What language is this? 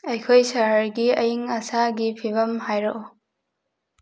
Manipuri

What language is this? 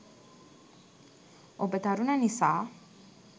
Sinhala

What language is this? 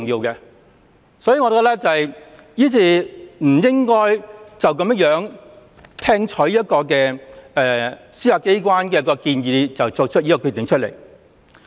Cantonese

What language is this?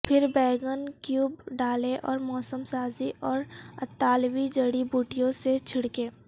Urdu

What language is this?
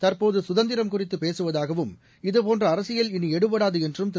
Tamil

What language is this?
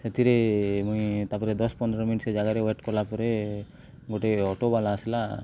Odia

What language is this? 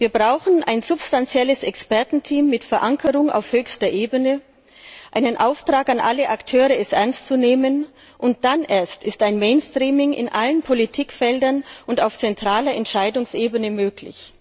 German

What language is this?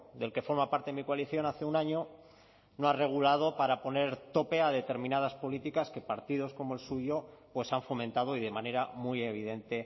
Spanish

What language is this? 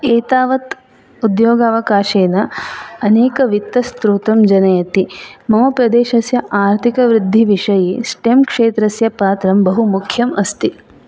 Sanskrit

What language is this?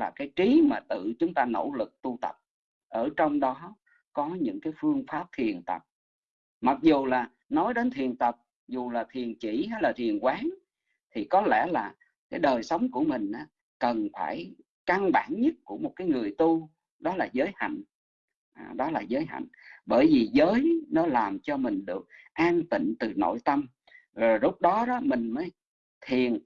Vietnamese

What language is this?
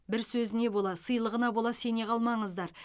Kazakh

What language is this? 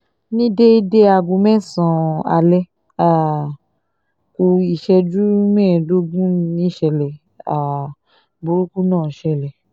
Yoruba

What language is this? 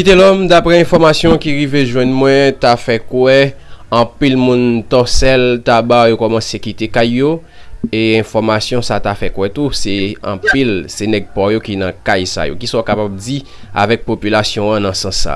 French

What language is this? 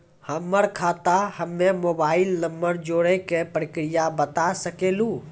Maithili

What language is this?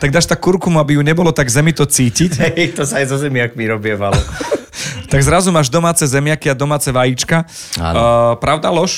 Slovak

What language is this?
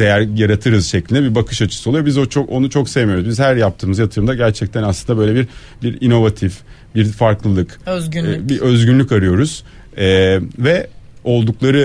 Turkish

